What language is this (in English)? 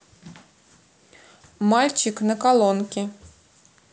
Russian